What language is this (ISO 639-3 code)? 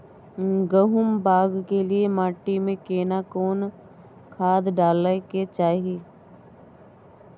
mai